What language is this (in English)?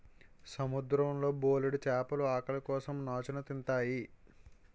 Telugu